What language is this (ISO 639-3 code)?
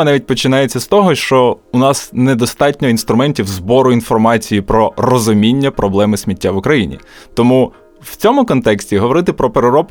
ukr